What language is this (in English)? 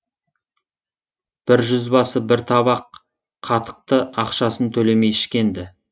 Kazakh